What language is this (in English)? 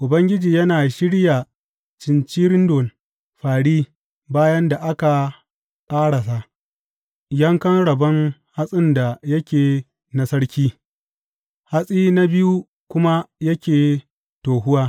Hausa